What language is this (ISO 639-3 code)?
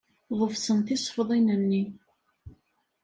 kab